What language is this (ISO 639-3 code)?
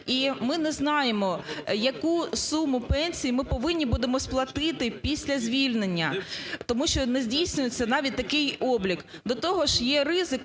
ukr